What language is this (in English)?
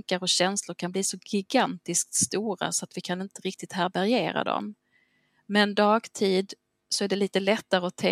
Swedish